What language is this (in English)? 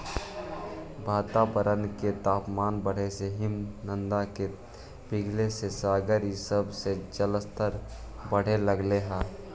Magahi